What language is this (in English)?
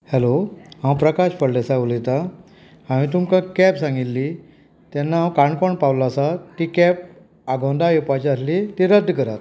Konkani